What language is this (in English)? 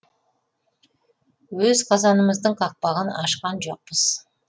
Kazakh